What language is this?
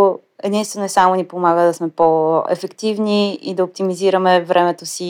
Bulgarian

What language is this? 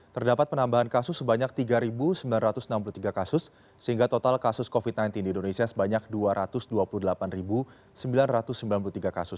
Indonesian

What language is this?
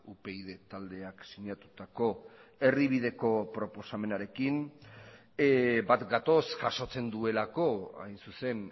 Basque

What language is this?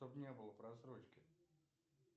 Russian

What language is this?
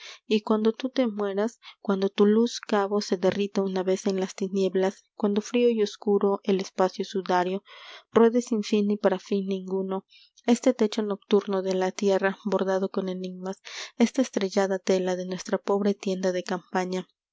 Spanish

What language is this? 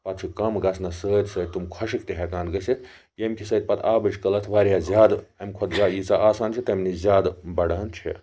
Kashmiri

